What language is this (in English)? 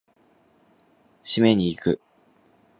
Japanese